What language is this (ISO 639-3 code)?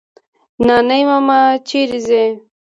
pus